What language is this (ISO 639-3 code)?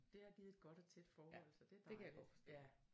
dan